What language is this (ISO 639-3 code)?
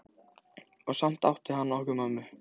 isl